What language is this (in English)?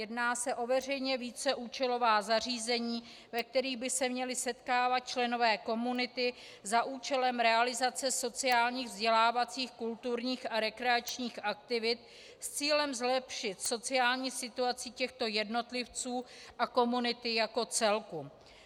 Czech